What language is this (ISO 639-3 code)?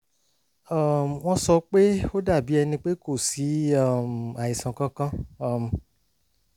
yor